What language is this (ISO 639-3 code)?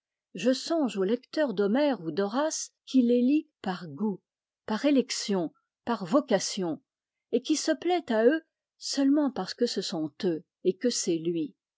fra